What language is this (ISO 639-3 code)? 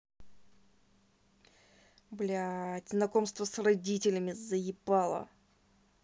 rus